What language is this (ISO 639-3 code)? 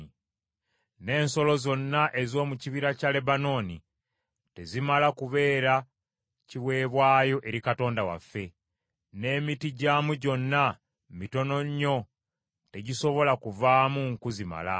lug